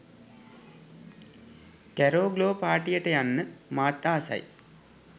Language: Sinhala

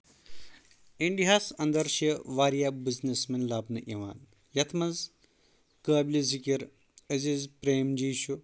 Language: Kashmiri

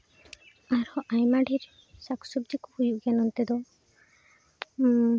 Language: Santali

